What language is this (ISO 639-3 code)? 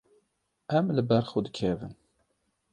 kur